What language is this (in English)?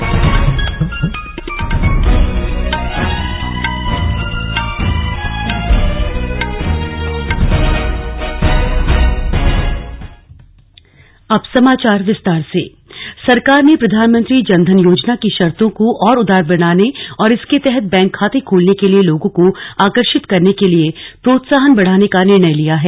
Hindi